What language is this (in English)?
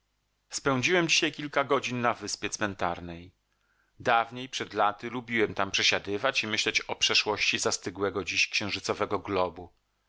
Polish